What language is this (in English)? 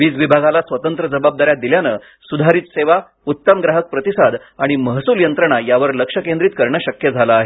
Marathi